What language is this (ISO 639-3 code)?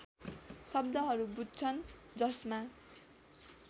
nep